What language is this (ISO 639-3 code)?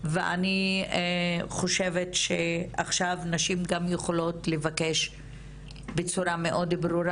heb